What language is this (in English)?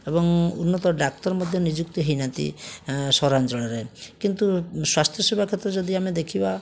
Odia